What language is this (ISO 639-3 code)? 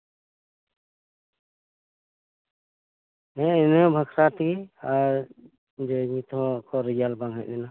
sat